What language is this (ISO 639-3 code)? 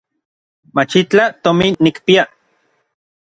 nlv